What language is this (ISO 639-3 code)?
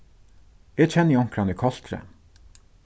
fao